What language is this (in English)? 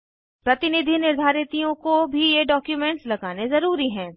Hindi